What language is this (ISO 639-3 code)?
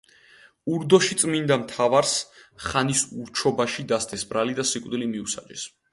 kat